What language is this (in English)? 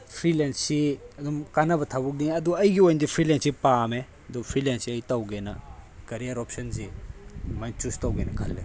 Manipuri